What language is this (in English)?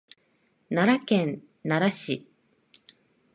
Japanese